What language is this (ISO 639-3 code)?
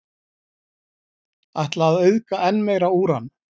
isl